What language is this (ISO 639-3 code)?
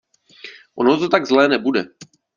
ces